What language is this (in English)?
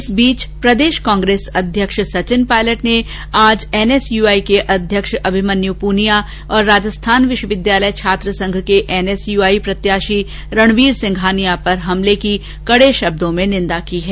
Hindi